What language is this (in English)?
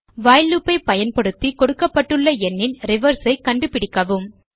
Tamil